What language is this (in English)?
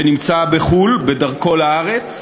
Hebrew